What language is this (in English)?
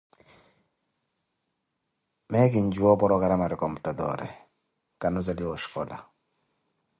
Koti